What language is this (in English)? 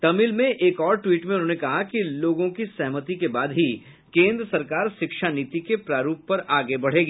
Hindi